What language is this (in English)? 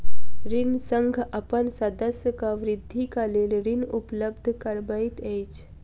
Maithili